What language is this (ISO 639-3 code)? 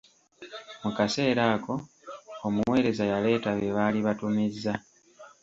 lug